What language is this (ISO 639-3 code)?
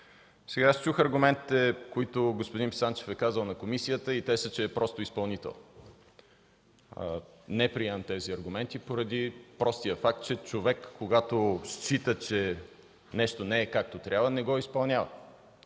bul